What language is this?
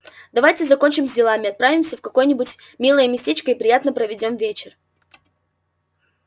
Russian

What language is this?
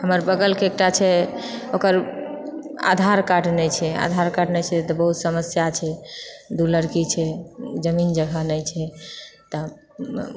Maithili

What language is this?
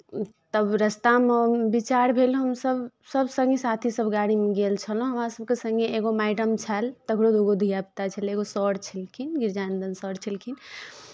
Maithili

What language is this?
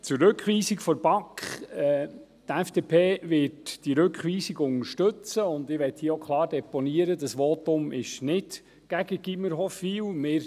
Swiss German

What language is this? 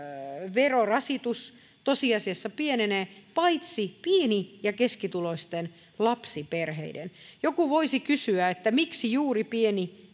Finnish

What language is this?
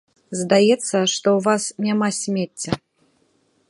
Belarusian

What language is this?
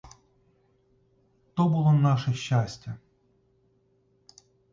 Ukrainian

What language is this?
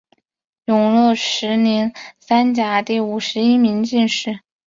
Chinese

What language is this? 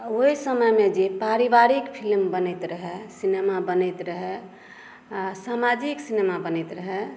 Maithili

